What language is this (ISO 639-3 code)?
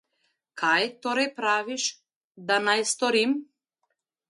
slv